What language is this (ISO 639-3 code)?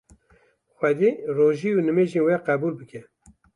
kur